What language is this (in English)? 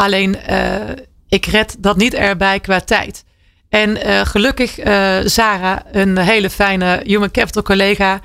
Dutch